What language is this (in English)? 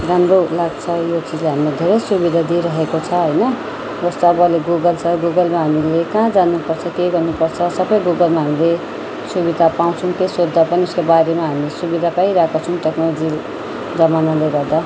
Nepali